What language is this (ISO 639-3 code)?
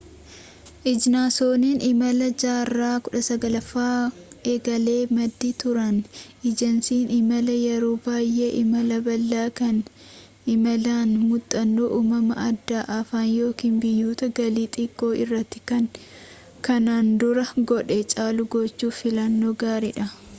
orm